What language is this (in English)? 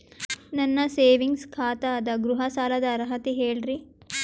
Kannada